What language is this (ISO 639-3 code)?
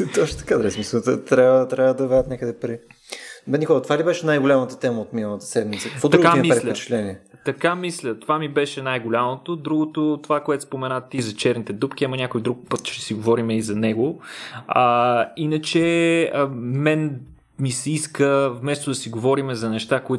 bul